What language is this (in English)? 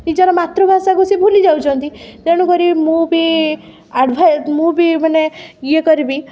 Odia